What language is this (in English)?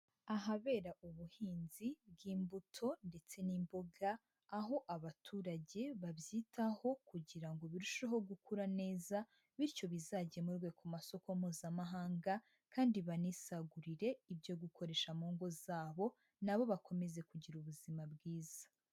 Kinyarwanda